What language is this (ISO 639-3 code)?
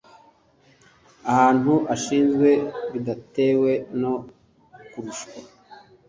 kin